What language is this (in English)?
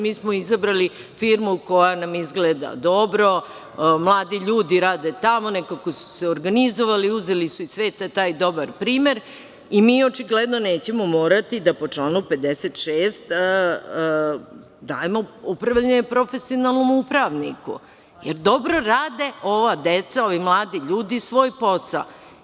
Serbian